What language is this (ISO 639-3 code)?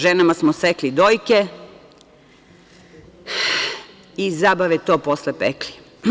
srp